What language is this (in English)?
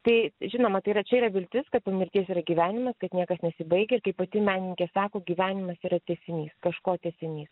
Lithuanian